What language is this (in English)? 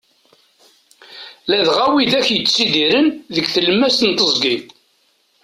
Kabyle